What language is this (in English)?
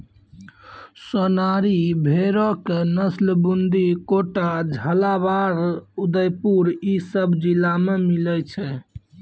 Maithili